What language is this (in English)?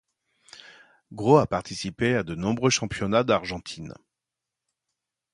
French